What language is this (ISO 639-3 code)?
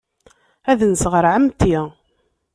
kab